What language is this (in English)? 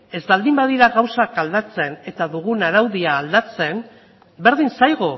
Basque